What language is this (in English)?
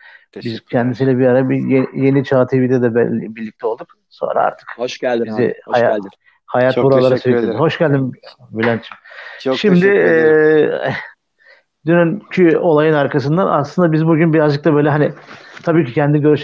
Turkish